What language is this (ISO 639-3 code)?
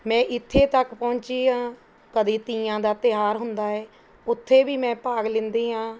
pan